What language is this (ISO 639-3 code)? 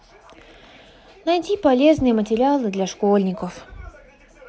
rus